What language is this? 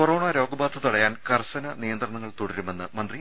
Malayalam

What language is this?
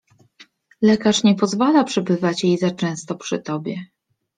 Polish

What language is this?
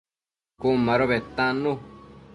Matsés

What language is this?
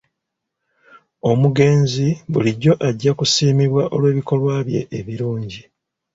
Ganda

